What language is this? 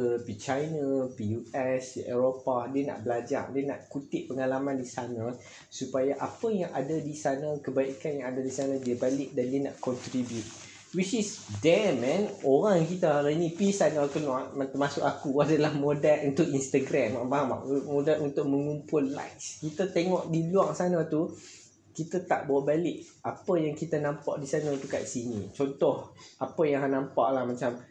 Malay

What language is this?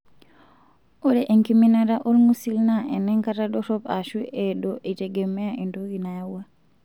Masai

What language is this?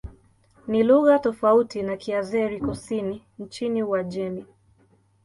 Swahili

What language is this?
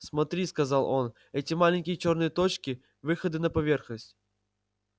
Russian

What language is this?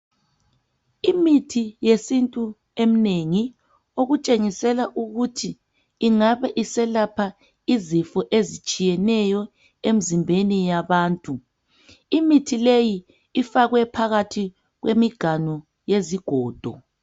North Ndebele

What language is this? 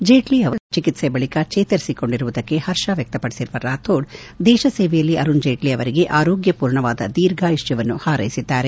Kannada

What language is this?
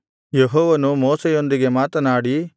Kannada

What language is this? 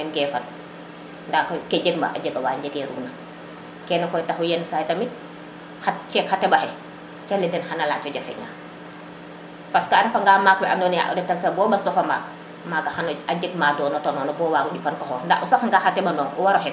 Serer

